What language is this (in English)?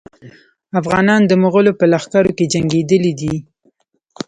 Pashto